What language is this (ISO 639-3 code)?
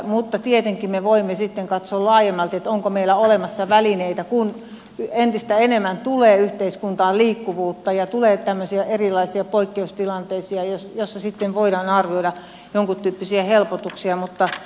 fin